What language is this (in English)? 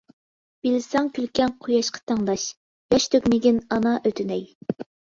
Uyghur